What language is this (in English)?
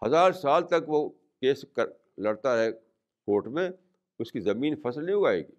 Urdu